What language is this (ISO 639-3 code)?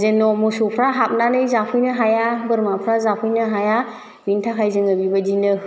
brx